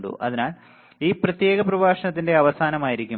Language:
Malayalam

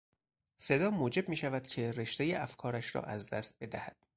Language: Persian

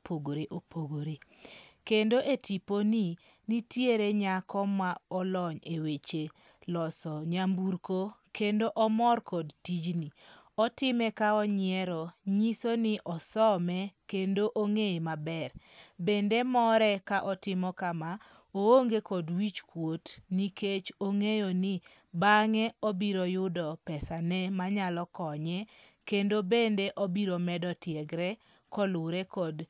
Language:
Luo (Kenya and Tanzania)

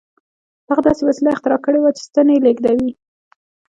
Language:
Pashto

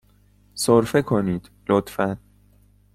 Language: Persian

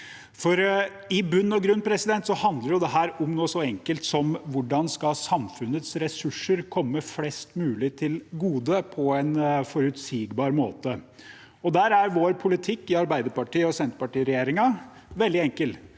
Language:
Norwegian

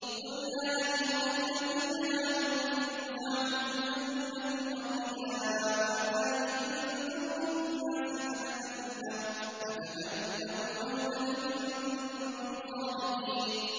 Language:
Arabic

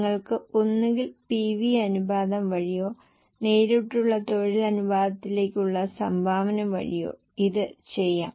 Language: Malayalam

